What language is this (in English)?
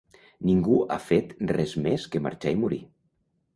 Catalan